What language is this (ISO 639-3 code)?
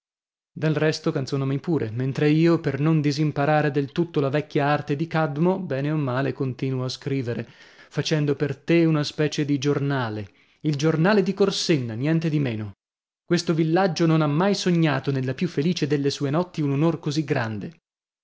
ita